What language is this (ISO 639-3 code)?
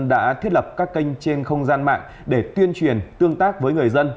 vie